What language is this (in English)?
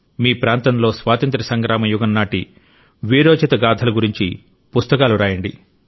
Telugu